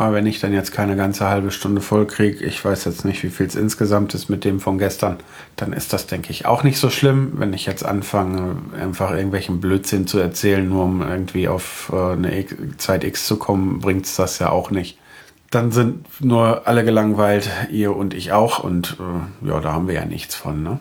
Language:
German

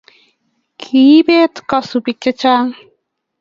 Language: Kalenjin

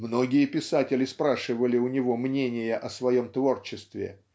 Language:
Russian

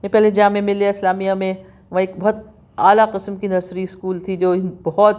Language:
Urdu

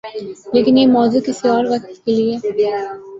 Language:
Urdu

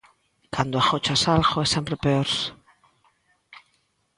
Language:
Galician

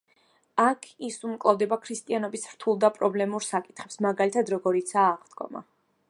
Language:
Georgian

